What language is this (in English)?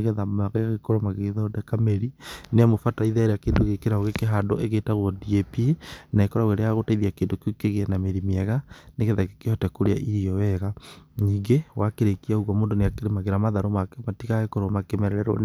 Kikuyu